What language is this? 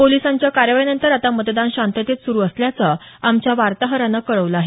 Marathi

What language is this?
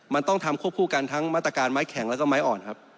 Thai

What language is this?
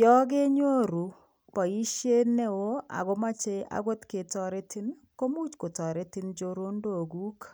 Kalenjin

